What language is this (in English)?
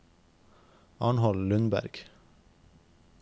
Norwegian